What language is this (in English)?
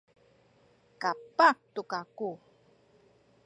Sakizaya